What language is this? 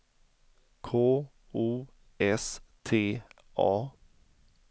Swedish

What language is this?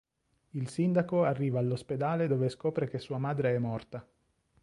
Italian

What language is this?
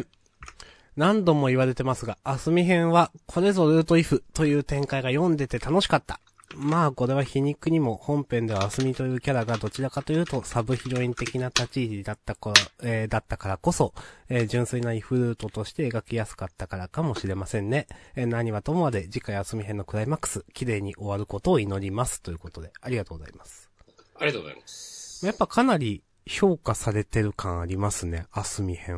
Japanese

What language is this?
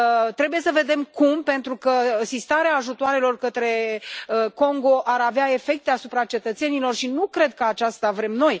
Romanian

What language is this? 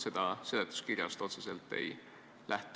Estonian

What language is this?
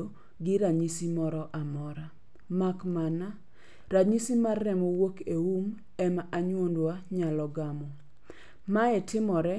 Luo (Kenya and Tanzania)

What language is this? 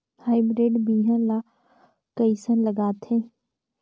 Chhattisgarhi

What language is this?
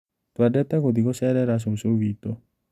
Kikuyu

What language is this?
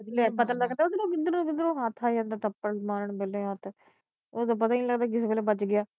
Punjabi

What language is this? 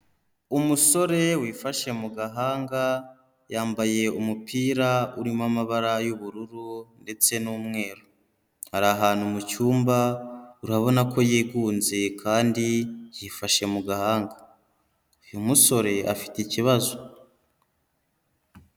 Kinyarwanda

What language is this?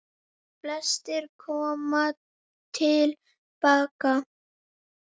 Icelandic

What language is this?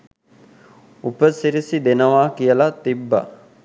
Sinhala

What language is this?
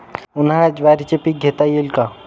Marathi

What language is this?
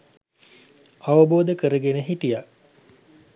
Sinhala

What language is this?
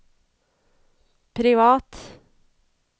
Norwegian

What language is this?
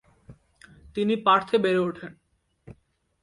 Bangla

